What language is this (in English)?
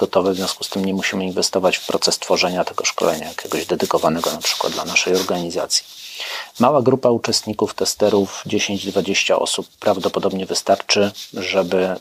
Polish